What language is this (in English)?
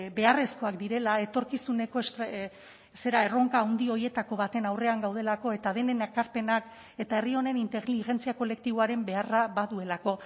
Basque